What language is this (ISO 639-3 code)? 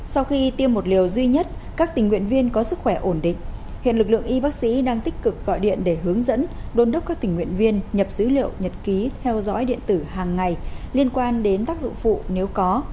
vie